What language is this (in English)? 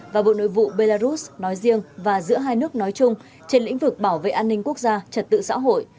Vietnamese